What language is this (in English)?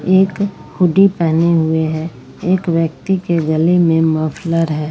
Hindi